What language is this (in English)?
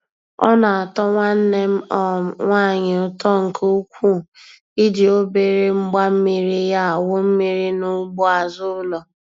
Igbo